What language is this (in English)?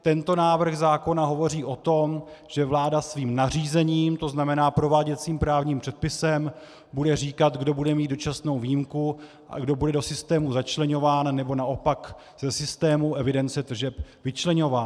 Czech